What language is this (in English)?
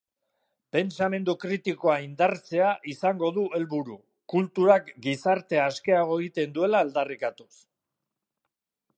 Basque